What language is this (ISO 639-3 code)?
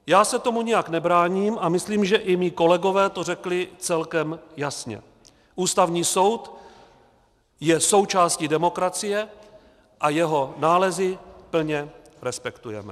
ces